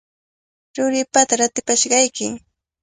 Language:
Cajatambo North Lima Quechua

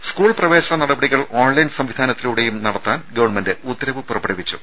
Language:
Malayalam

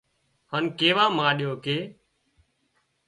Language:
Wadiyara Koli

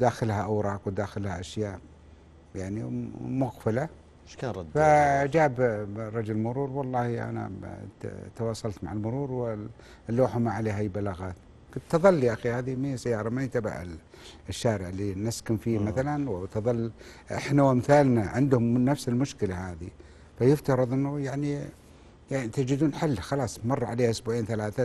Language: Arabic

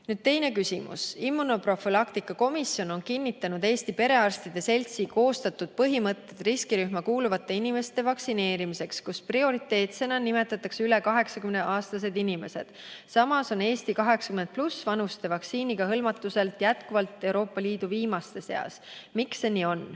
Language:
Estonian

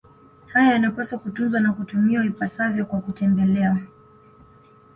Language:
Swahili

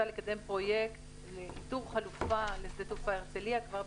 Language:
Hebrew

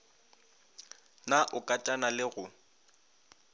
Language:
Northern Sotho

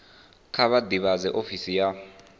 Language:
Venda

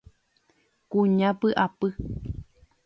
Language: Guarani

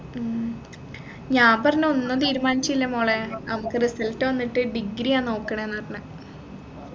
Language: Malayalam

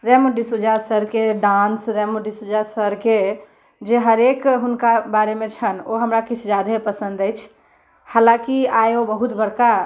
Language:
Maithili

